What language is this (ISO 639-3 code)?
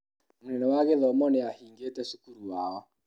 kik